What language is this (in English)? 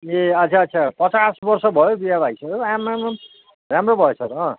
Nepali